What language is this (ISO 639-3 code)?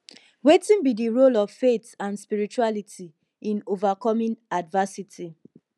pcm